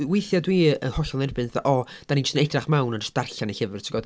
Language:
Welsh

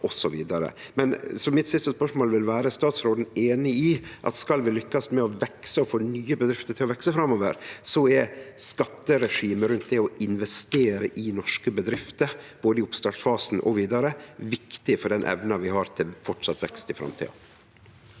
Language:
Norwegian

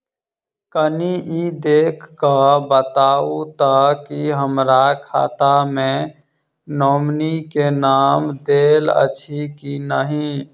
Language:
Maithili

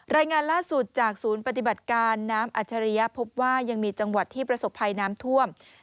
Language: Thai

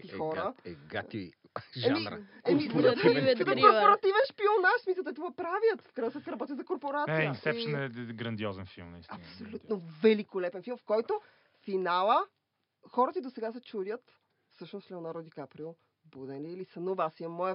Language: Bulgarian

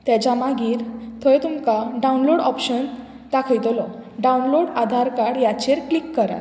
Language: Konkani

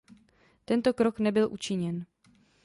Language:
Czech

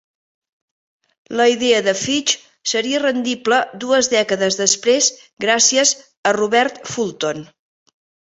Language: Catalan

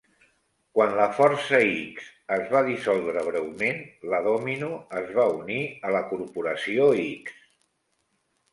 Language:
Catalan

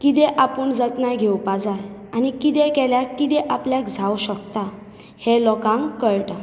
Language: Konkani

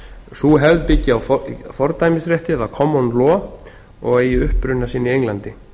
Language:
Icelandic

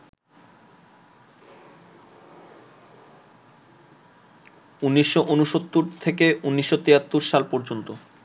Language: Bangla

